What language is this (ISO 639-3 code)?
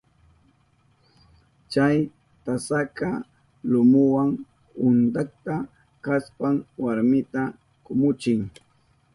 qup